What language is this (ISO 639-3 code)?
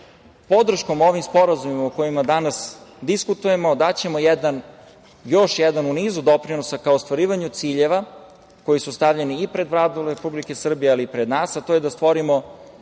srp